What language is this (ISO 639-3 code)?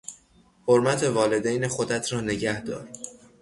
fas